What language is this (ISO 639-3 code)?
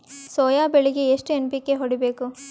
kan